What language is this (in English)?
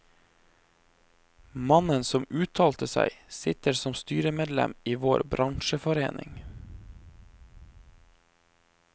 Norwegian